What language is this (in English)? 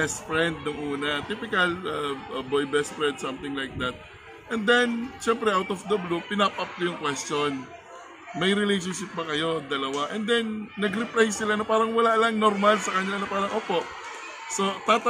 Filipino